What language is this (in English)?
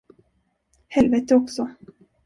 Swedish